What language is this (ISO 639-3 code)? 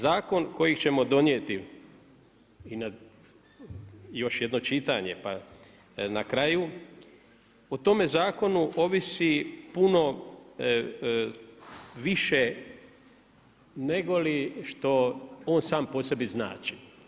hrv